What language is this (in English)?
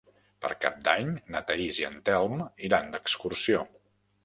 Catalan